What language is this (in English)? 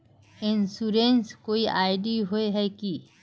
Magahi